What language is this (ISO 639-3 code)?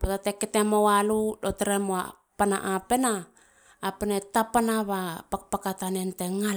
hla